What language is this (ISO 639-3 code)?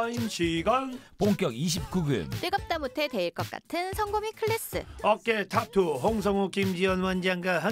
kor